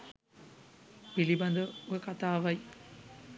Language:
Sinhala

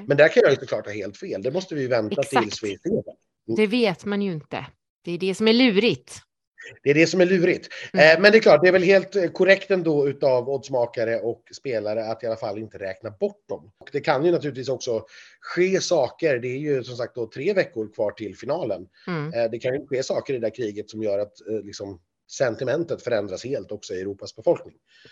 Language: Swedish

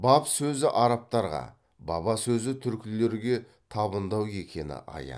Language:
Kazakh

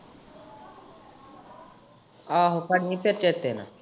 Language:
Punjabi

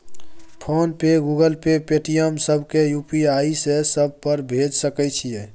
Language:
Maithili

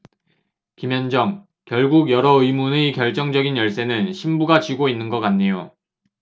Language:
Korean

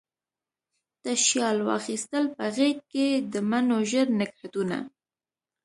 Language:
Pashto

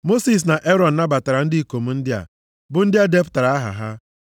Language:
Igbo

